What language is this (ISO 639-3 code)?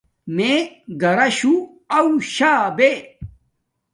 dmk